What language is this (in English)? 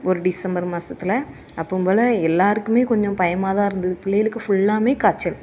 Tamil